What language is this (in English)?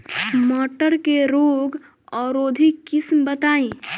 Bhojpuri